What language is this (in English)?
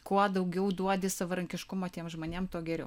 Lithuanian